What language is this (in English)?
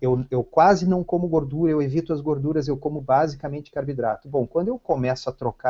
Portuguese